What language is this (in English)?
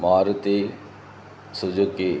Telugu